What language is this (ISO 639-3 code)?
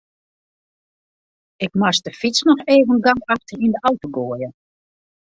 fry